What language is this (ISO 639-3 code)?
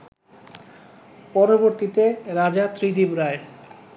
ben